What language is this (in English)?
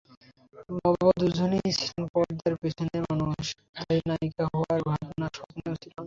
Bangla